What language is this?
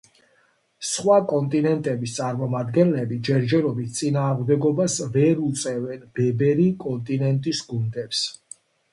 Georgian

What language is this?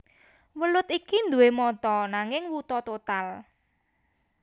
Javanese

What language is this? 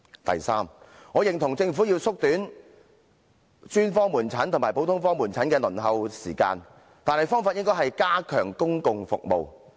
Cantonese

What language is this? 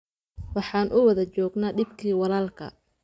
Somali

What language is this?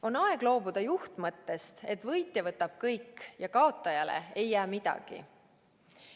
Estonian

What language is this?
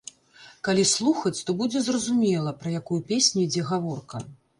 Belarusian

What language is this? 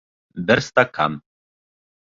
Bashkir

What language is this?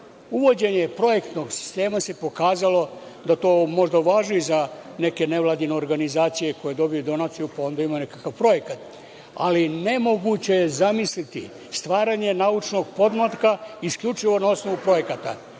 Serbian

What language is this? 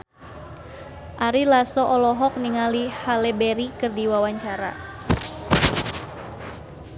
Sundanese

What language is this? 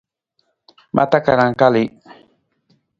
Nawdm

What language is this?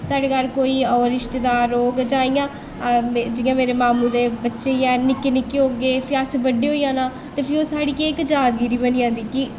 Dogri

